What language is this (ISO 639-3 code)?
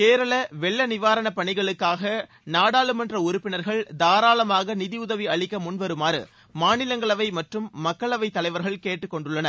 tam